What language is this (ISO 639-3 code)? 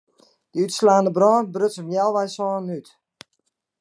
fry